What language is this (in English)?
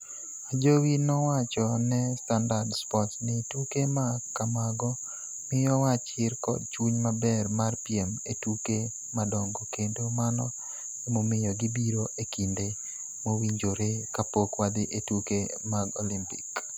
Luo (Kenya and Tanzania)